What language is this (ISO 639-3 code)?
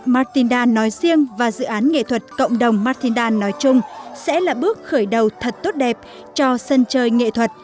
vie